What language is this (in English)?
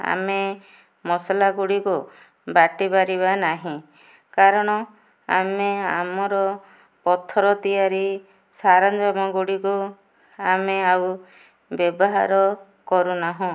Odia